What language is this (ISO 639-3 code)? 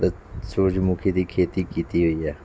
pan